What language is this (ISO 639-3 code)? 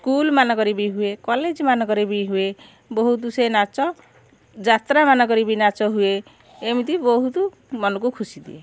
ori